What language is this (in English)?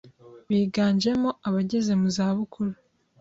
Kinyarwanda